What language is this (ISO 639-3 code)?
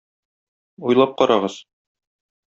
tat